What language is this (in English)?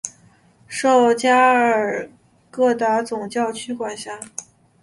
Chinese